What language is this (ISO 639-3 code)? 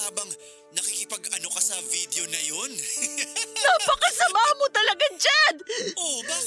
fil